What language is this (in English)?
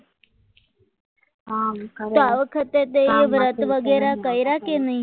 Gujarati